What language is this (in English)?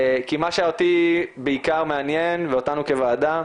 Hebrew